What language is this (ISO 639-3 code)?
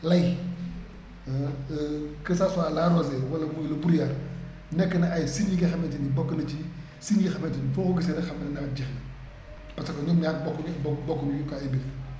wol